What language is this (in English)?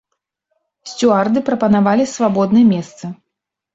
Belarusian